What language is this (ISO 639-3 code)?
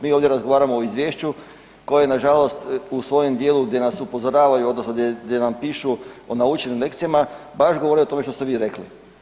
hrv